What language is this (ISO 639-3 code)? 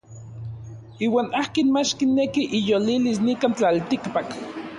nlv